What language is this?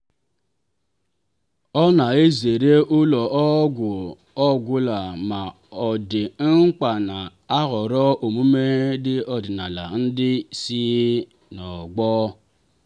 Igbo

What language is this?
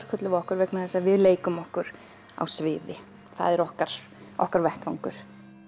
Icelandic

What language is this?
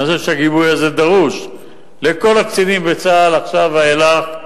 Hebrew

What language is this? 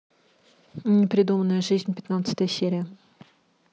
Russian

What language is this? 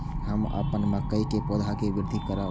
Maithili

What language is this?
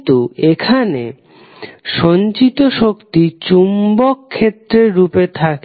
Bangla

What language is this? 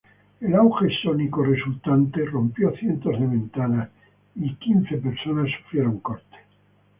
Spanish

